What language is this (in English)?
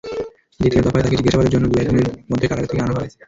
Bangla